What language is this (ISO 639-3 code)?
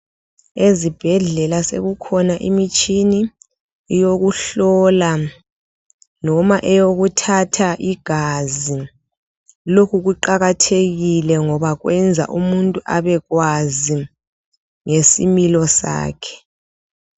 nde